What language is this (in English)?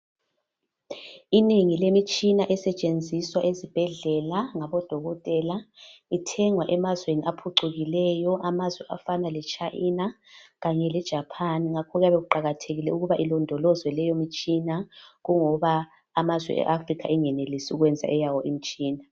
North Ndebele